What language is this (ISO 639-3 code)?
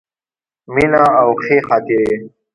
pus